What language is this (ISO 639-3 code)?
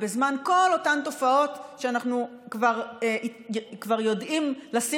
heb